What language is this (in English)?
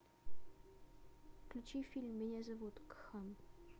Russian